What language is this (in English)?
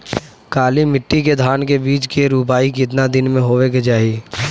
Bhojpuri